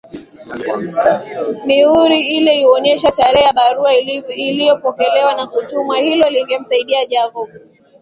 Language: Swahili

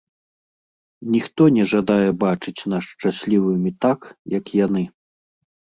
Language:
Belarusian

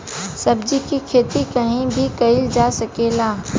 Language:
Bhojpuri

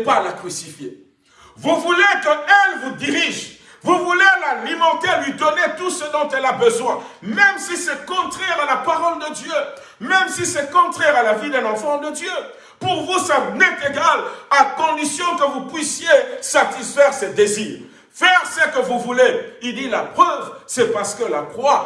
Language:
French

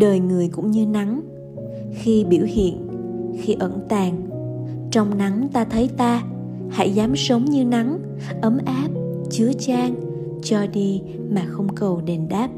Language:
Vietnamese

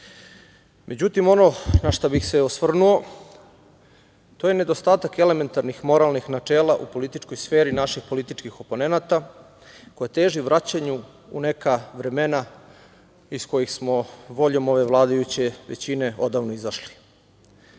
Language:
Serbian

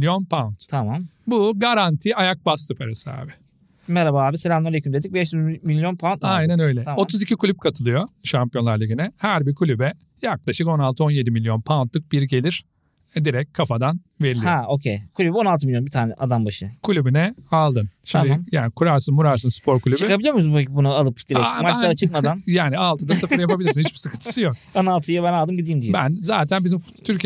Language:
Turkish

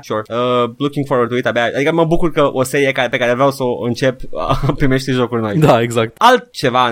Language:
Romanian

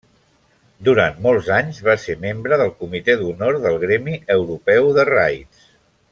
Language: Catalan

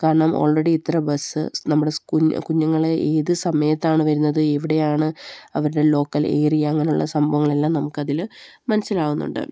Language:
Malayalam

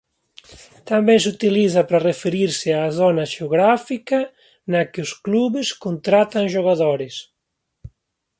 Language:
Galician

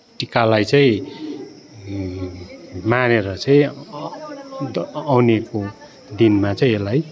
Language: Nepali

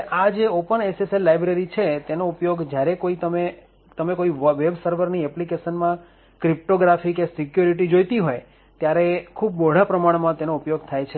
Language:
Gujarati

